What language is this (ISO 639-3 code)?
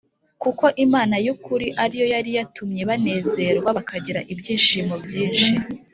kin